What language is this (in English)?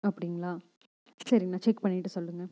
Tamil